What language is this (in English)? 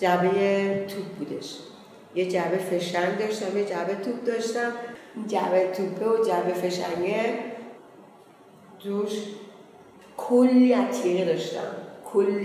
Persian